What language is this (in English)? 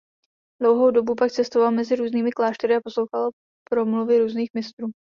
Czech